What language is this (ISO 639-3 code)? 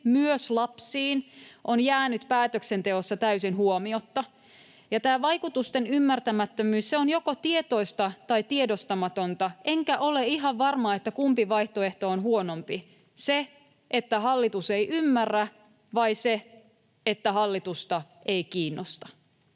fin